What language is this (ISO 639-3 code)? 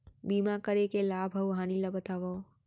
hne